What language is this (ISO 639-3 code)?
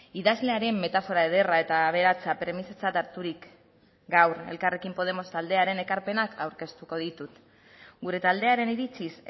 eus